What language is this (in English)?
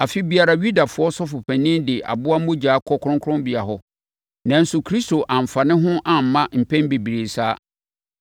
Akan